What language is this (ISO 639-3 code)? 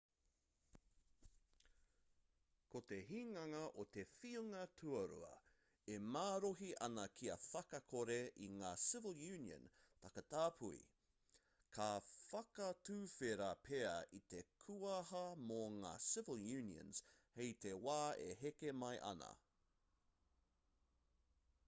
mri